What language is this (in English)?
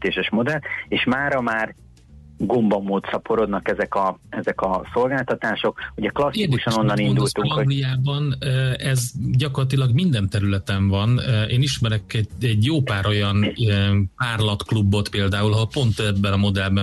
Hungarian